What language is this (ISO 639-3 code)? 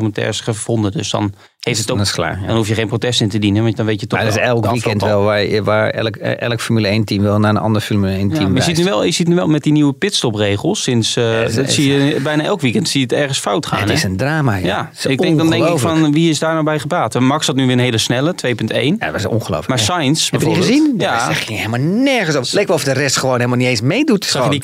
nld